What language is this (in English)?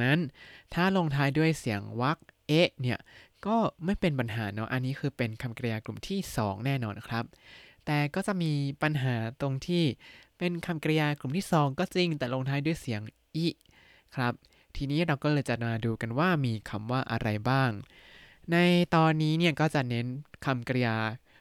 Thai